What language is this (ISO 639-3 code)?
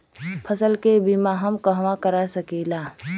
bho